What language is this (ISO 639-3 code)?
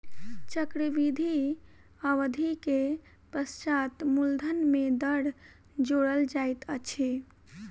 mai